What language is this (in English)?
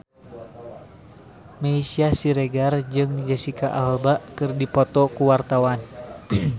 Sundanese